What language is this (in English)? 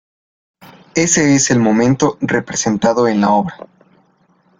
Spanish